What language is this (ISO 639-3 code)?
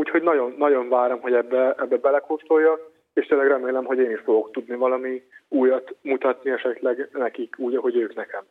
hun